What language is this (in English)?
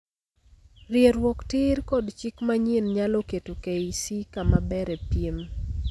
Luo (Kenya and Tanzania)